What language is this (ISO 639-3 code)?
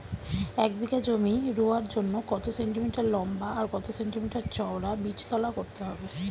ben